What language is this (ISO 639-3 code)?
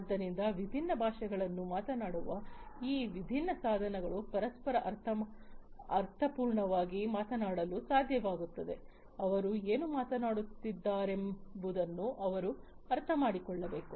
kan